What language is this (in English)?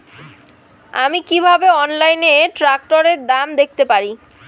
Bangla